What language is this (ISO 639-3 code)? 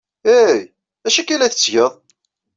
kab